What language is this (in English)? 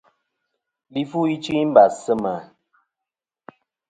Kom